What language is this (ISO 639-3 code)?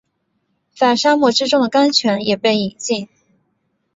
zho